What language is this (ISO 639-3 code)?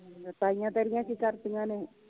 pan